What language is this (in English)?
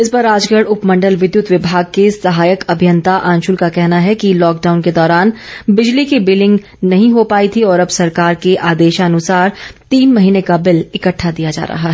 Hindi